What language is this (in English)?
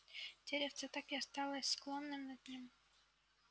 Russian